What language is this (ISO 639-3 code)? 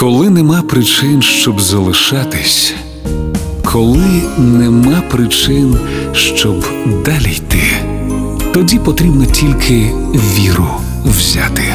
ukr